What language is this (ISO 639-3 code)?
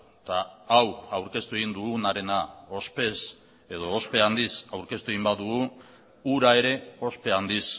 eus